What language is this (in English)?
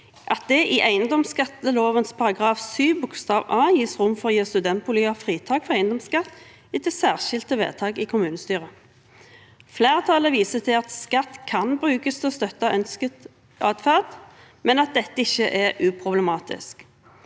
Norwegian